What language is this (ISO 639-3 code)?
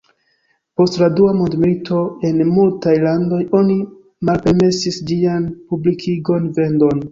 epo